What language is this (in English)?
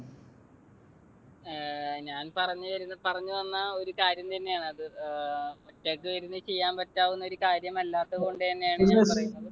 Malayalam